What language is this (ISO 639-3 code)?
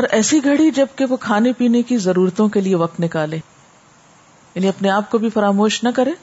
urd